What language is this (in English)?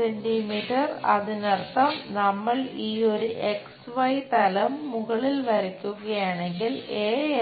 Malayalam